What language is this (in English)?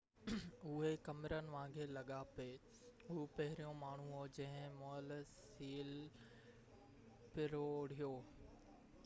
Sindhi